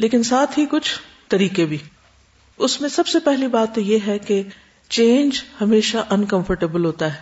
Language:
Urdu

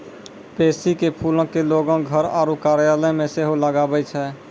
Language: Maithili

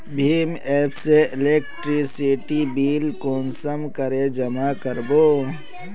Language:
Magahi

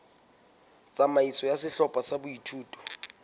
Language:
Southern Sotho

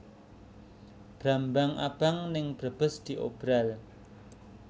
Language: Javanese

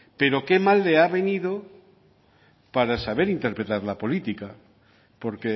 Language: Spanish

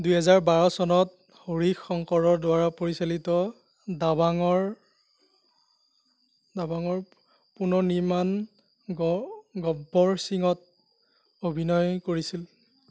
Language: Assamese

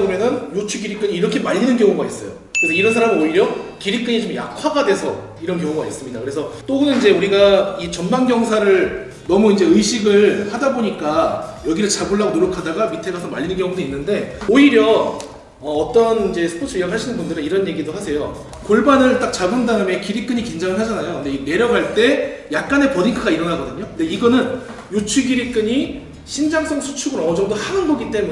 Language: Korean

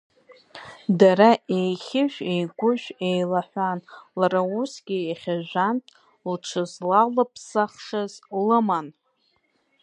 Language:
Abkhazian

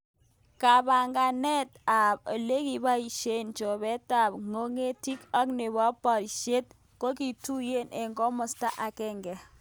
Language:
Kalenjin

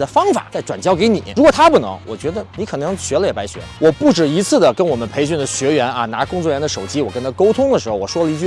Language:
Chinese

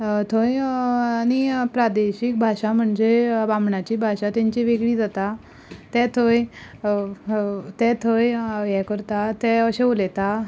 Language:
Konkani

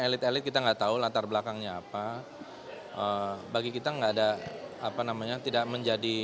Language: Indonesian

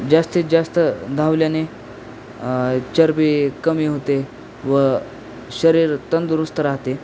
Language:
Marathi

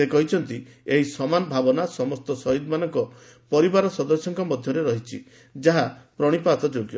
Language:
Odia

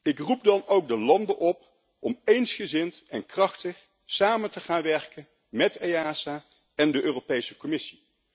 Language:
Dutch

